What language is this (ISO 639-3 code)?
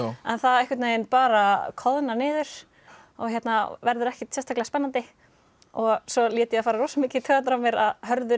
isl